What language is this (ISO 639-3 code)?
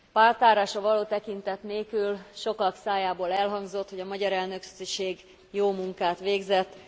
hun